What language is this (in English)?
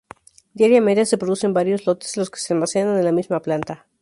Spanish